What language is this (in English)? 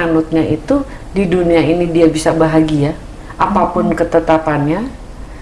Indonesian